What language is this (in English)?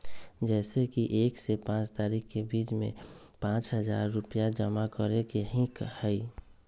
Magahi